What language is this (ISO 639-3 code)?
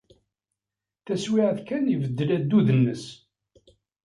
kab